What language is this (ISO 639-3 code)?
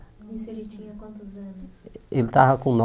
por